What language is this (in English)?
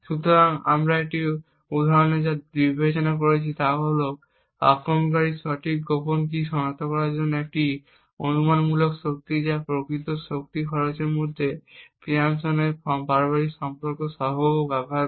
Bangla